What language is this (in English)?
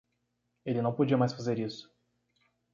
Portuguese